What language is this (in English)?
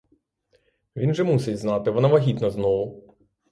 Ukrainian